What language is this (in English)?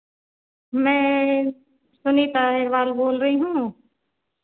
Hindi